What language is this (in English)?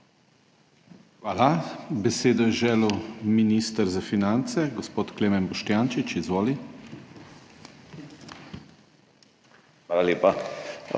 Slovenian